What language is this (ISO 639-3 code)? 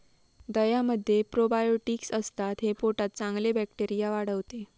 mar